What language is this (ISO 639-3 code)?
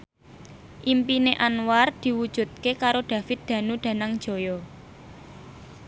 jav